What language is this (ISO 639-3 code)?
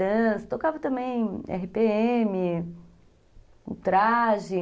por